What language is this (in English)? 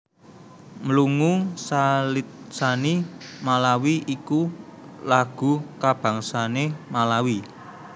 Javanese